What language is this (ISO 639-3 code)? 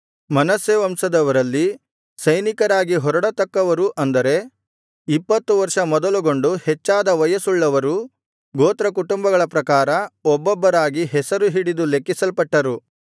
kan